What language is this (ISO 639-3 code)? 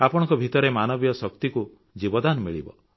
ori